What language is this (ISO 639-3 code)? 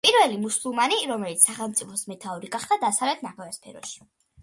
kat